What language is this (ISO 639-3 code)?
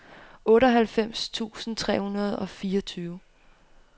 dan